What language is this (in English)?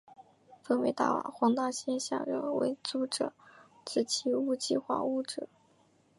Chinese